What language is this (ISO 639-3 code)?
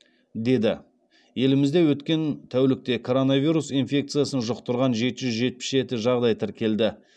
kaz